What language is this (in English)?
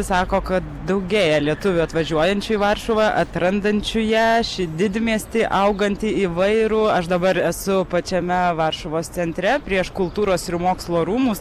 Lithuanian